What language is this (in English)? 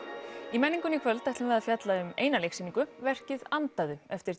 Icelandic